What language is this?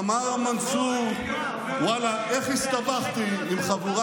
Hebrew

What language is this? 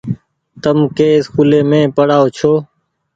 Goaria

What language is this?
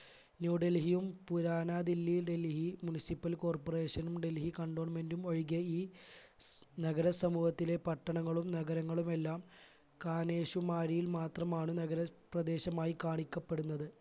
Malayalam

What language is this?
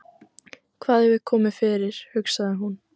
Icelandic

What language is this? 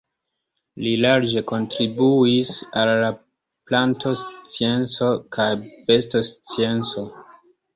Esperanto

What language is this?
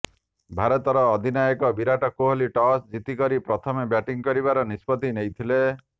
Odia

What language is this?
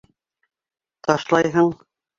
Bashkir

